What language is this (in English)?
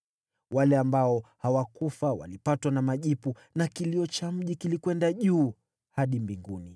Swahili